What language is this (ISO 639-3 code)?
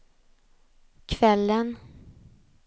swe